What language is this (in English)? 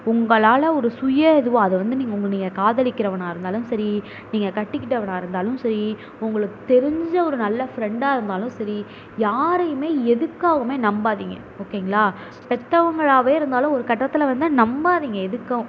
Tamil